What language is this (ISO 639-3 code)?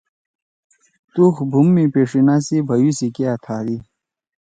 trw